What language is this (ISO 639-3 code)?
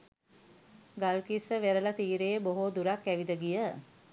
sin